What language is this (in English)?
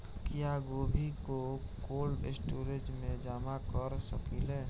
Bhojpuri